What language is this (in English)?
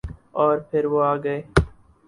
Urdu